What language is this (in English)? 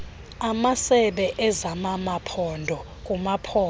Xhosa